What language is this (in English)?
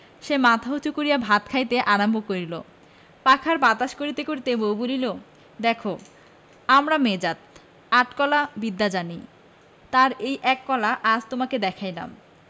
Bangla